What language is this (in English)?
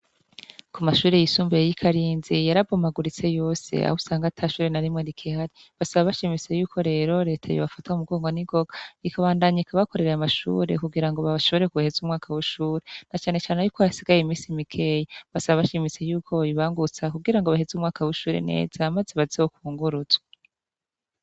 Rundi